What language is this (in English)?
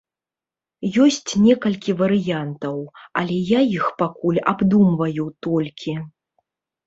Belarusian